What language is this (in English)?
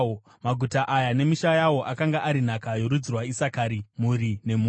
Shona